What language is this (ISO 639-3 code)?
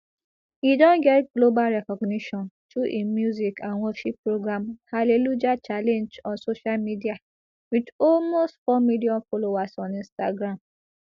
pcm